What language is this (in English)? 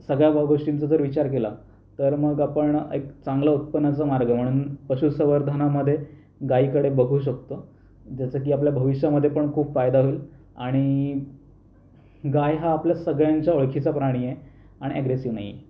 Marathi